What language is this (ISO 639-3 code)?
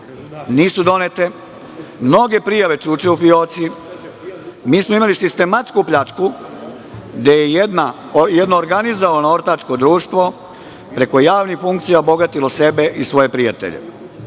srp